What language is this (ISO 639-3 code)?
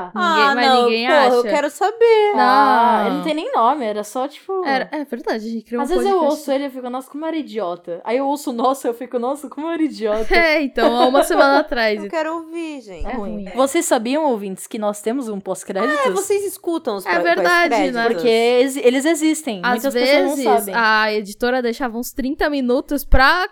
por